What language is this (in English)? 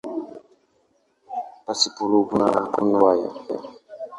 Swahili